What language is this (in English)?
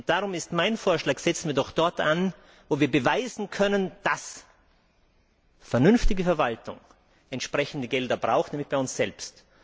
German